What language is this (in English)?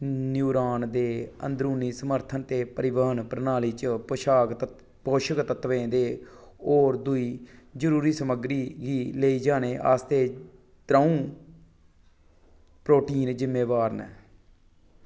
Dogri